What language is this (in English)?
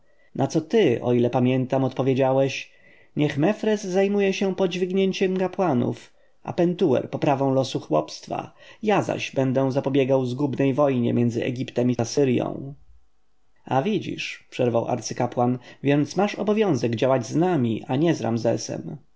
Polish